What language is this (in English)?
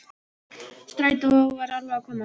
Icelandic